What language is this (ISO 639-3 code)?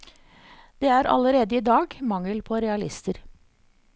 nor